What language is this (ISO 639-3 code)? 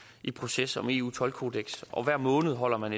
dan